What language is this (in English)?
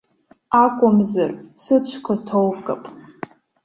Abkhazian